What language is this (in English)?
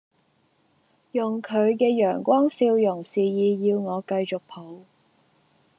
Cantonese